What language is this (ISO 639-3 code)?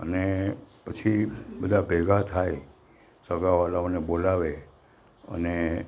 guj